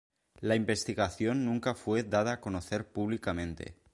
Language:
Spanish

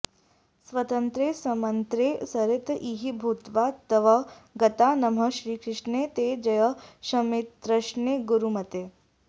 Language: Sanskrit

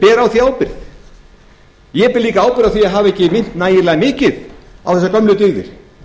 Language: Icelandic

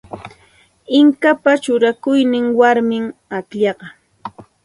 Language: Santa Ana de Tusi Pasco Quechua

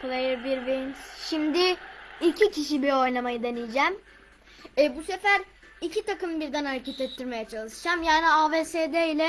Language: Turkish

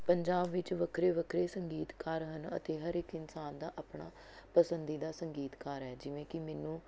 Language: Punjabi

